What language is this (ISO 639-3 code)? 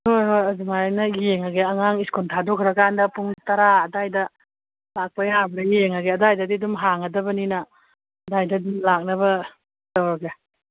mni